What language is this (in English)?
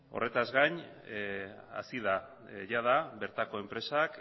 Basque